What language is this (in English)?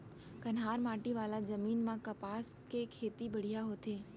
Chhattisgarhi